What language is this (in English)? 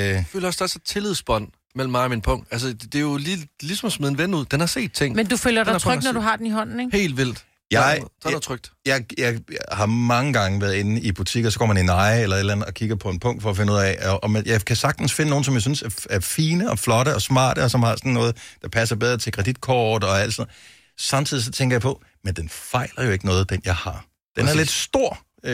Danish